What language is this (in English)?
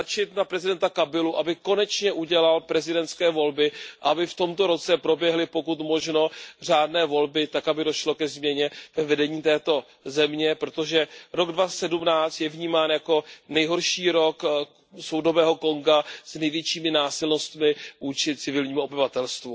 Czech